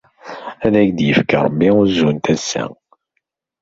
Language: Kabyle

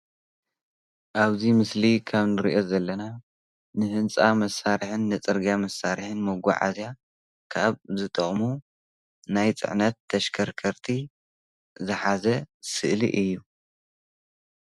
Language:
Tigrinya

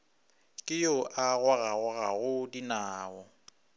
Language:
Northern Sotho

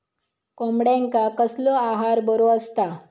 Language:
Marathi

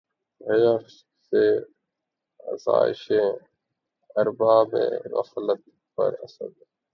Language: Urdu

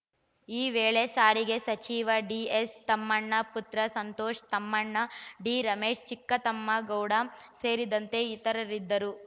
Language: Kannada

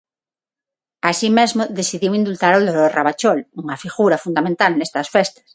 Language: Galician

